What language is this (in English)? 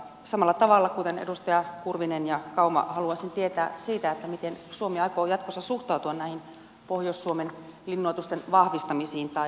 Finnish